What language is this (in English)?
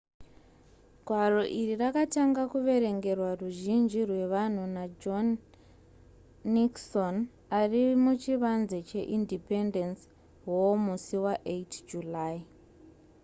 Shona